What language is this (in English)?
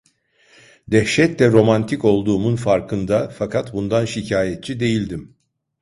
Turkish